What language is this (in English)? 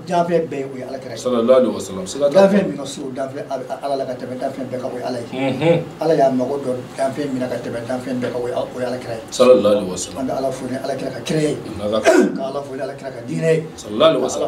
Arabic